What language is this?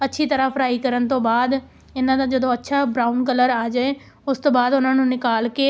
Punjabi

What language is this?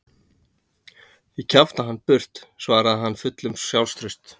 Icelandic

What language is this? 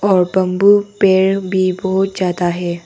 Hindi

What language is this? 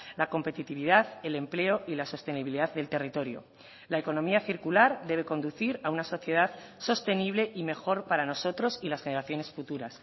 Spanish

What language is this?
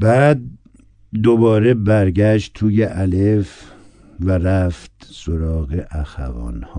Persian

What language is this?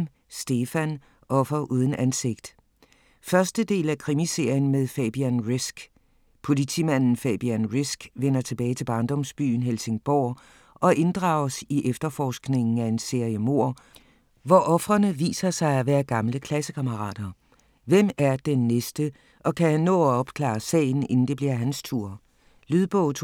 Danish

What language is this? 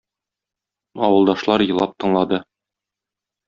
Tatar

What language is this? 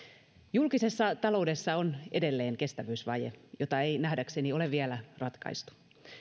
Finnish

